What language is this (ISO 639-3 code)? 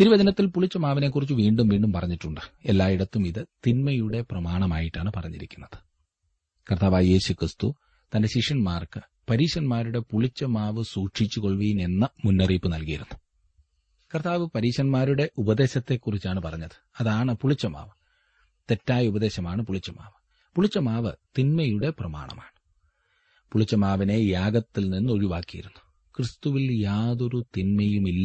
mal